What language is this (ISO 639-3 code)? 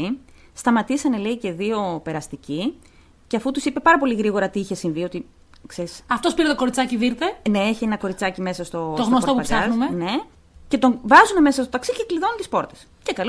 ell